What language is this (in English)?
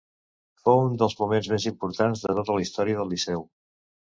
Catalan